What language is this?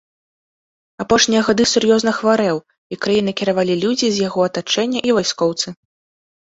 Belarusian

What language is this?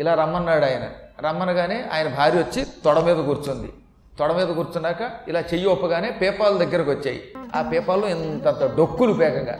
Telugu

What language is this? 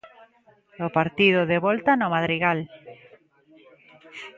Galician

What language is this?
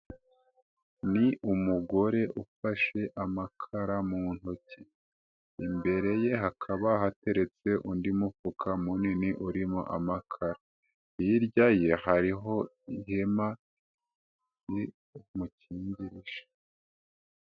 Kinyarwanda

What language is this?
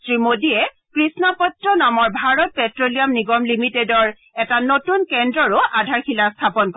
Assamese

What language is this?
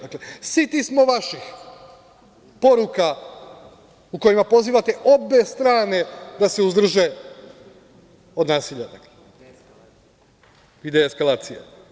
Serbian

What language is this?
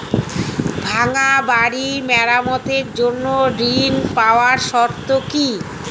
Bangla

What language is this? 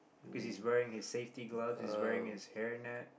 English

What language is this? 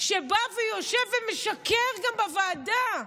Hebrew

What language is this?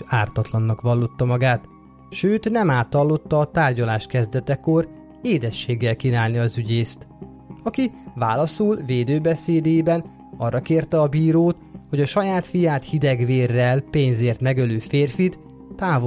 Hungarian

